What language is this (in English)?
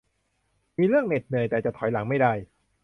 Thai